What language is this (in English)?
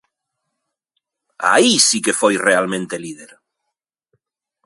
Galician